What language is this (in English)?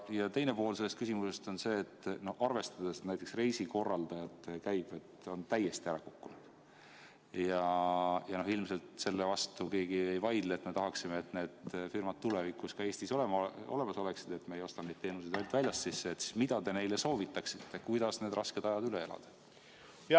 Estonian